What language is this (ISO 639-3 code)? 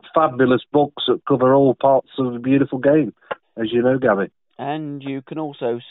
eng